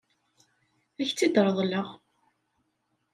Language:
Kabyle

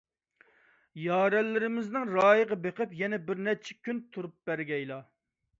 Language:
Uyghur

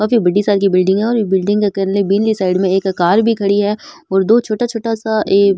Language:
Rajasthani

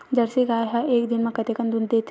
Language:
Chhattisgarhi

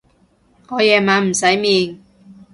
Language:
Cantonese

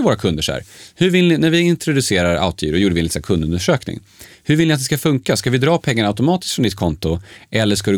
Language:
Swedish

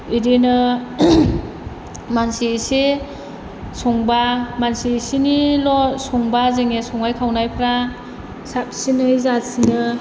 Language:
Bodo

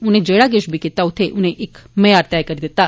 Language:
Dogri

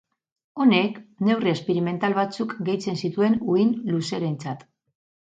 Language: Basque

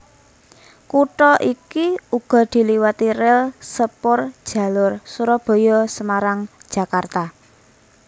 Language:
Javanese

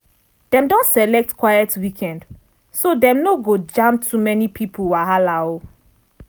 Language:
Nigerian Pidgin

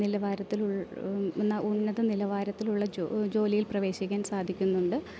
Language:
Malayalam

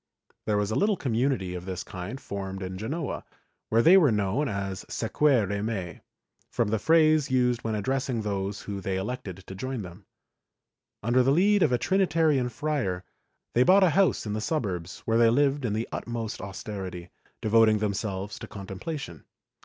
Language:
English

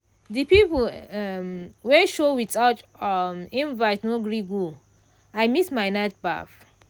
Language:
Nigerian Pidgin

